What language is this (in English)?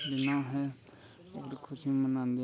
Dogri